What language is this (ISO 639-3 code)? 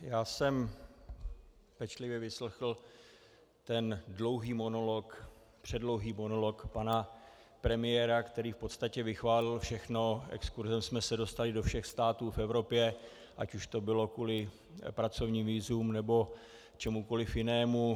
ces